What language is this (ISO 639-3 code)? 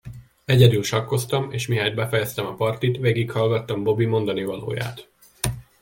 hun